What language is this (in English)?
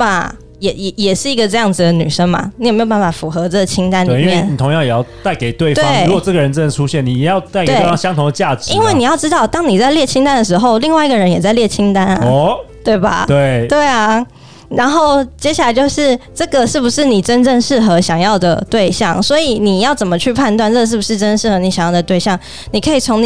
Chinese